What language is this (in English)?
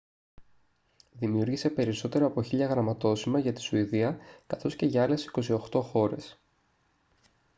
Greek